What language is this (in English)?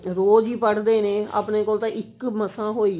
Punjabi